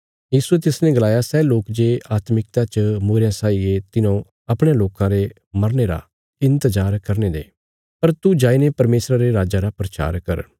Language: Bilaspuri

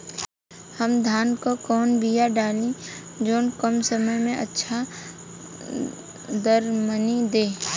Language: Bhojpuri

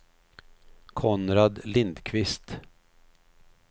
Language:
Swedish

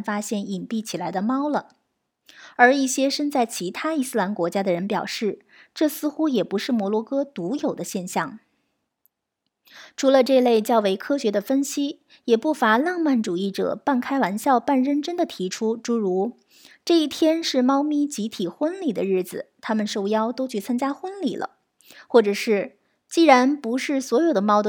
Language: Chinese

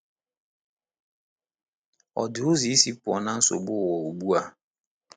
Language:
Igbo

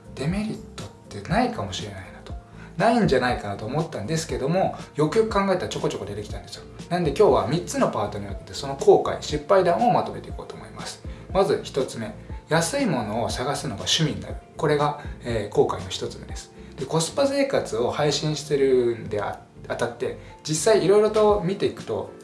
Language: Japanese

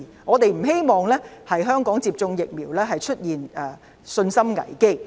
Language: Cantonese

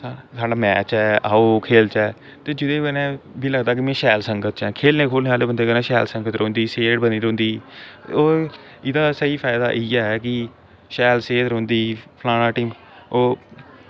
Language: Dogri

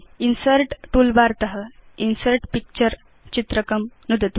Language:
Sanskrit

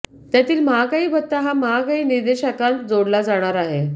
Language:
Marathi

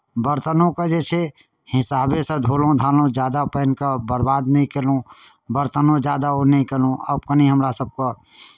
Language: Maithili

